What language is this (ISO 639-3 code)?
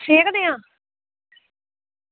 doi